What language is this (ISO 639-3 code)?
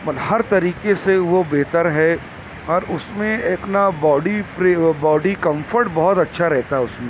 urd